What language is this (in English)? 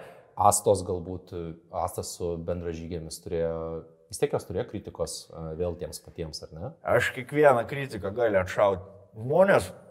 Lithuanian